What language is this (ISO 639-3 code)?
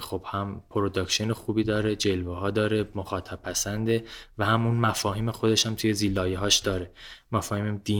fas